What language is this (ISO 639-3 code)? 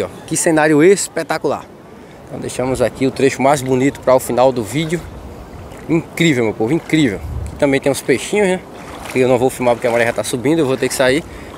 por